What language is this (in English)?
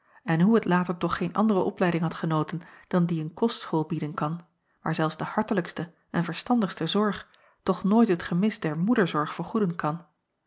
Dutch